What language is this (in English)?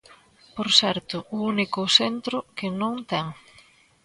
Galician